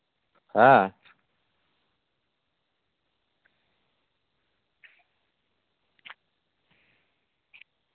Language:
Santali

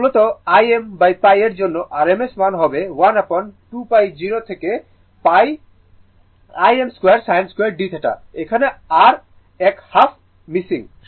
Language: Bangla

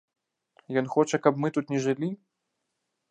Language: Belarusian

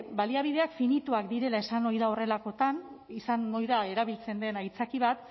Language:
Basque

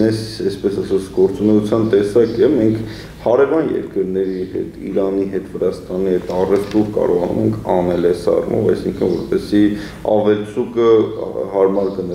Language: Romanian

